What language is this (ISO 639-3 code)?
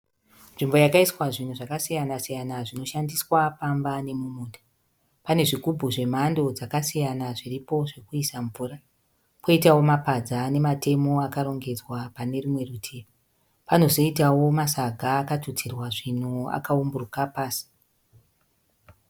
sna